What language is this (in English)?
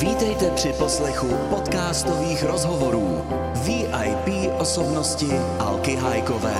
Czech